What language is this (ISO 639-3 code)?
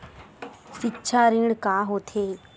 hne